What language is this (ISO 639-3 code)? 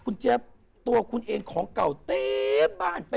tha